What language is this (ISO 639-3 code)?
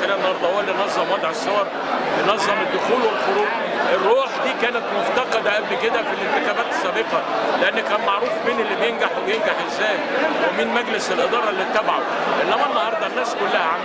ara